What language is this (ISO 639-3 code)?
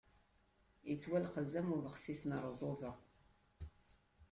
kab